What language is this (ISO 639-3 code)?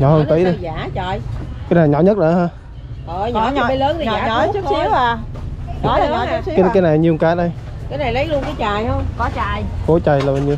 vie